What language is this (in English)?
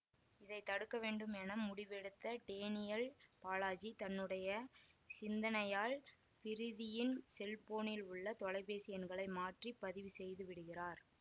Tamil